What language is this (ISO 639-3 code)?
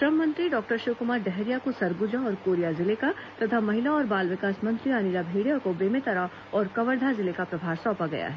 hin